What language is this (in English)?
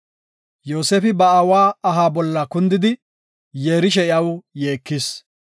Gofa